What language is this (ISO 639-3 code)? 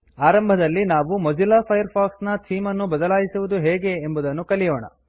kan